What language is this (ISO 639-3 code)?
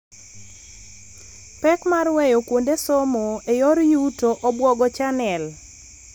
luo